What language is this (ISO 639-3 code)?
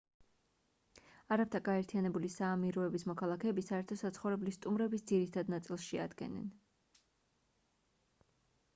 kat